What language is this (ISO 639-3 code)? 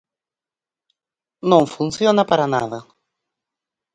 glg